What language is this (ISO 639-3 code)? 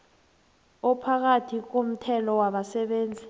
nbl